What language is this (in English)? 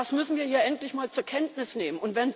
German